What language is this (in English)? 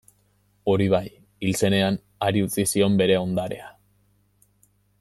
Basque